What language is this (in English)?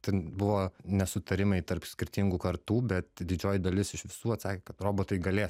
Lithuanian